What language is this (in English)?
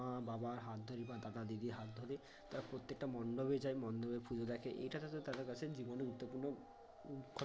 Bangla